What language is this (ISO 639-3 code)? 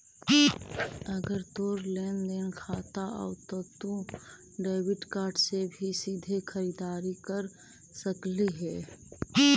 mag